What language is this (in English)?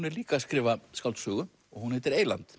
Icelandic